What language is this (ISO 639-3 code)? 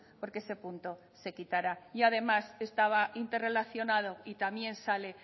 spa